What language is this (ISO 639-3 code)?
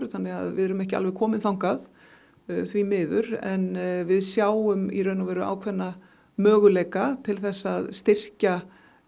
isl